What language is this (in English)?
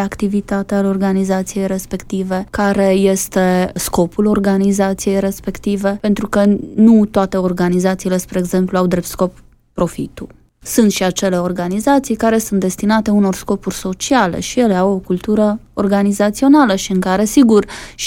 Romanian